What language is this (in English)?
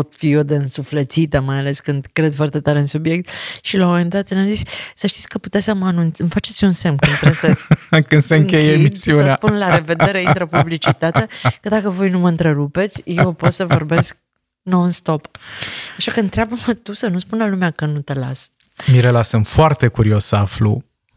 Romanian